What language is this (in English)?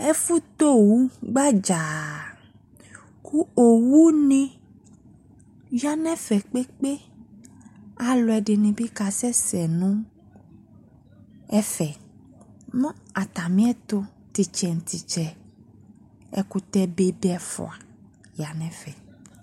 Ikposo